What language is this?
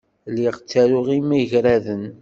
Kabyle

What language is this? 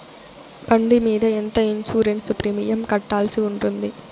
Telugu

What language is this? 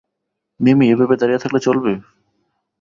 Bangla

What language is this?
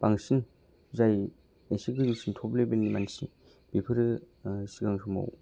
Bodo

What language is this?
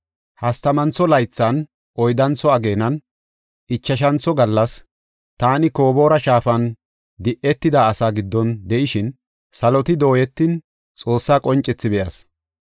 Gofa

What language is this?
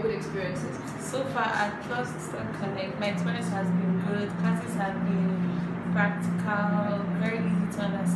English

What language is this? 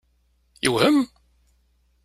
Kabyle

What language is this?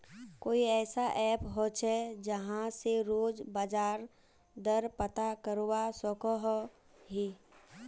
Magahi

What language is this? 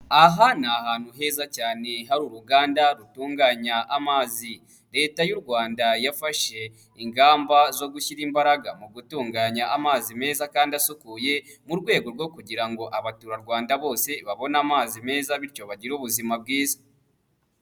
Kinyarwanda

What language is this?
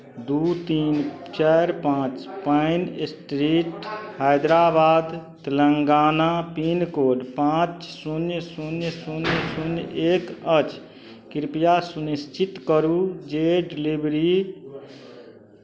Maithili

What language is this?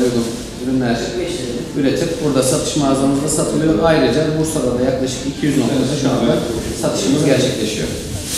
Turkish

